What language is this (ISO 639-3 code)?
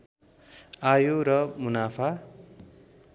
nep